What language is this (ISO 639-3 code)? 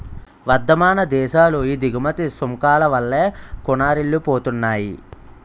tel